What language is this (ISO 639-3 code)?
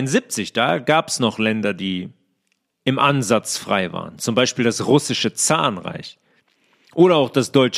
deu